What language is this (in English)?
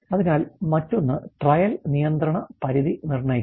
Malayalam